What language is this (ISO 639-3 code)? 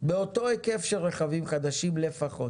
heb